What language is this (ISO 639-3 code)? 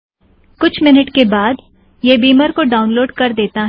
hin